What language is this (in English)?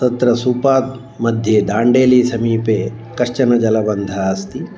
Sanskrit